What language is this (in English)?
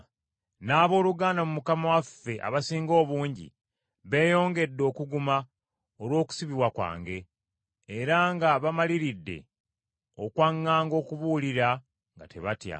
Ganda